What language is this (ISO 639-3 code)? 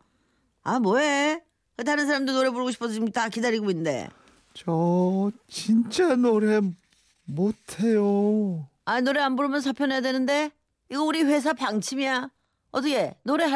kor